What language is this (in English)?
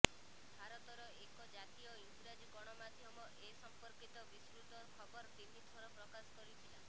Odia